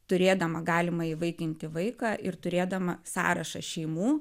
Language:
Lithuanian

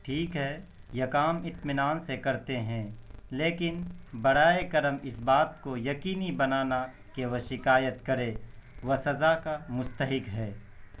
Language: Urdu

